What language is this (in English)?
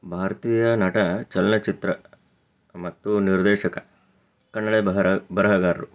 Kannada